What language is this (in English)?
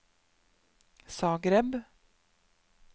Norwegian